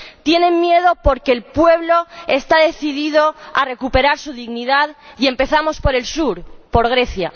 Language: Spanish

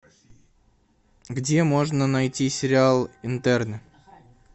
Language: Russian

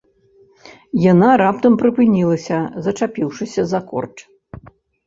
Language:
Belarusian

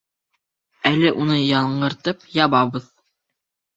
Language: Bashkir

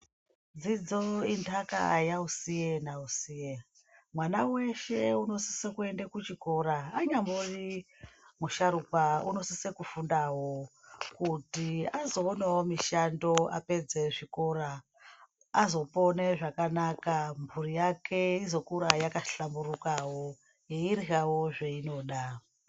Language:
Ndau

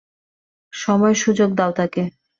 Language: Bangla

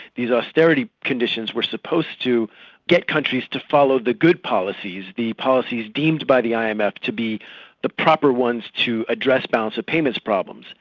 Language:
English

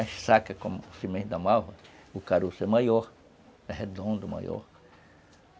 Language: Portuguese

